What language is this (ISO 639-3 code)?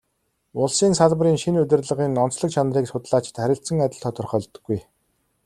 mon